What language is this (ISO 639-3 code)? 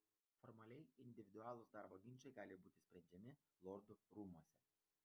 lit